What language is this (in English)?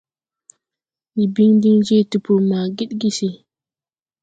Tupuri